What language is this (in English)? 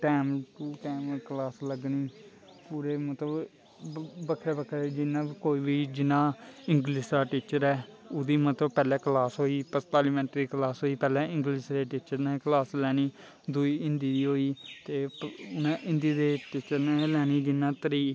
Dogri